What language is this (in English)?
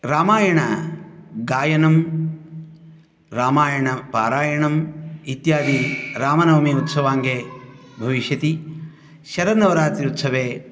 Sanskrit